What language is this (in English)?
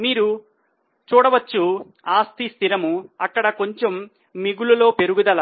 Telugu